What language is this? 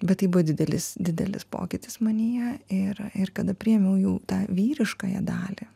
Lithuanian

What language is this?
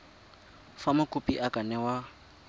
Tswana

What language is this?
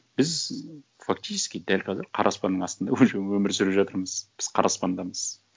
Kazakh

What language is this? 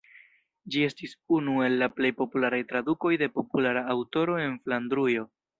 Esperanto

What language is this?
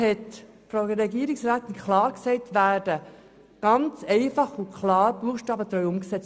Swiss German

